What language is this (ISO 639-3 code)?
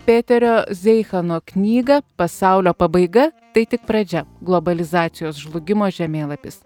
lit